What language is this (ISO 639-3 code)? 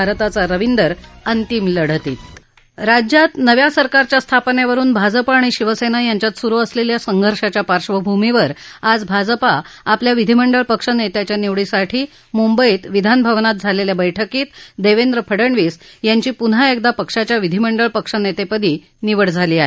mar